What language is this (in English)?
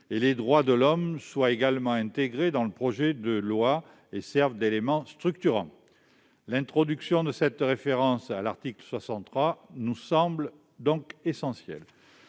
French